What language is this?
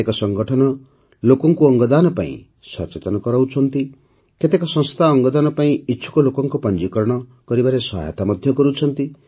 Odia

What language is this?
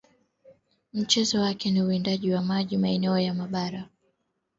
Swahili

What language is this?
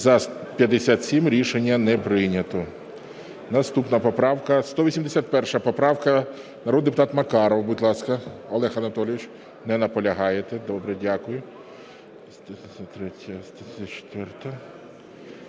Ukrainian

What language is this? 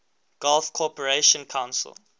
English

